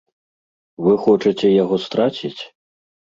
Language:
Belarusian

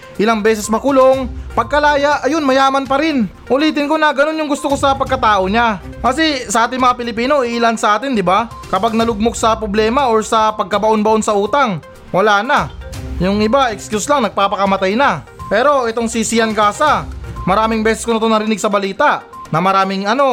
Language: Filipino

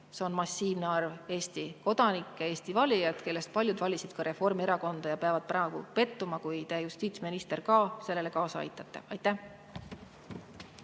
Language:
Estonian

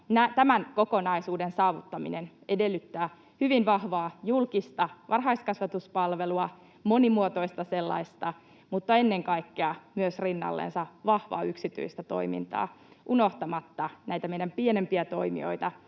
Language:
Finnish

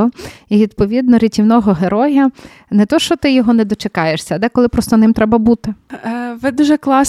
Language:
Ukrainian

